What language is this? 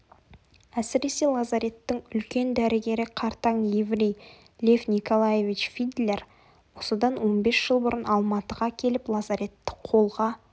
Kazakh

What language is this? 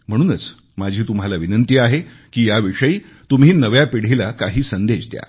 Marathi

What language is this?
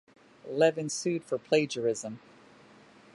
English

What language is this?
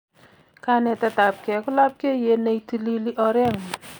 Kalenjin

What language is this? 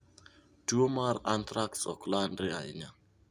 Luo (Kenya and Tanzania)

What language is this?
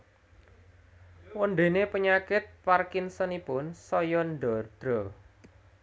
Javanese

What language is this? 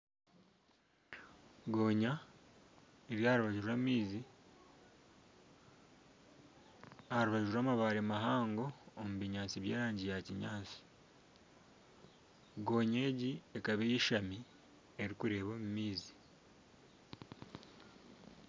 Nyankole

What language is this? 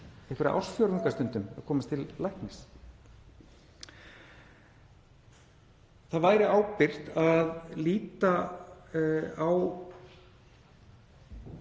Icelandic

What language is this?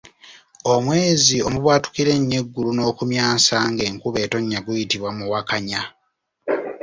Ganda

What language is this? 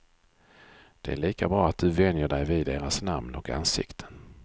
Swedish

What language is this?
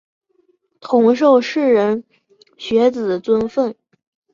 Chinese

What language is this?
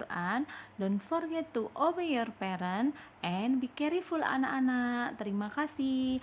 Indonesian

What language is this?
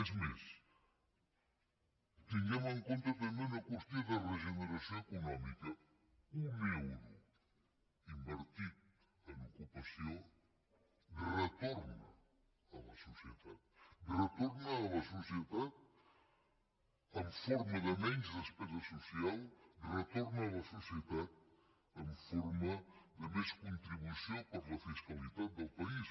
Catalan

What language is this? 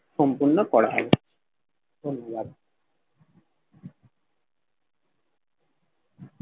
Bangla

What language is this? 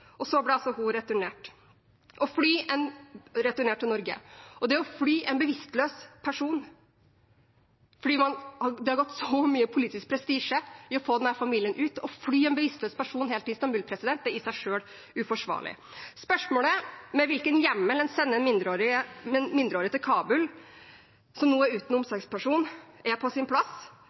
Norwegian Bokmål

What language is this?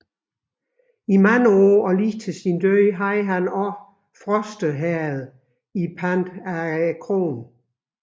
Danish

